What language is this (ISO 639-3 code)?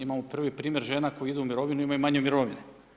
hrv